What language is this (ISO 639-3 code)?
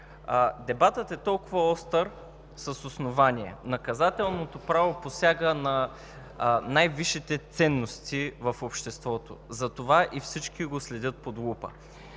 bul